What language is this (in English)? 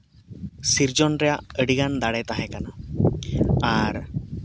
Santali